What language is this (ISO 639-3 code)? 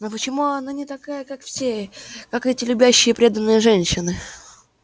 rus